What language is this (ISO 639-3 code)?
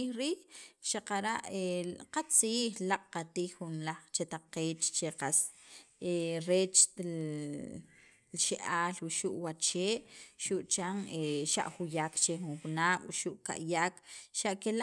quv